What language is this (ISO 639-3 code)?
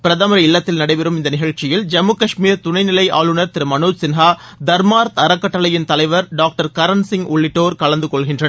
tam